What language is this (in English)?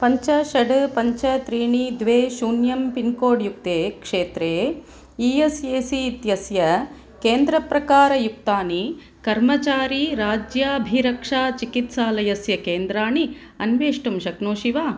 Sanskrit